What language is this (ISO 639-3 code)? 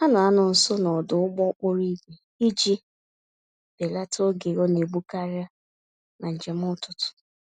ibo